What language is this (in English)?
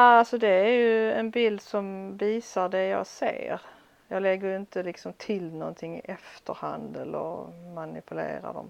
Swedish